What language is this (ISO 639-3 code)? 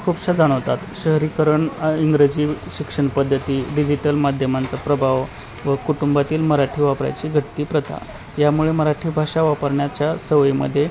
mar